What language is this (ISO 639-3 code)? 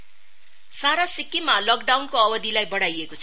nep